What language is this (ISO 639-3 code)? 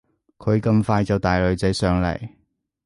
yue